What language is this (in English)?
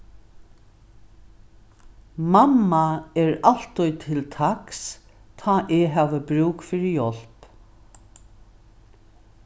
Faroese